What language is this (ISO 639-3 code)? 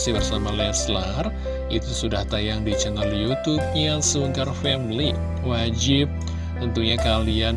ind